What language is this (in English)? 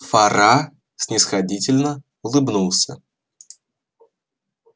Russian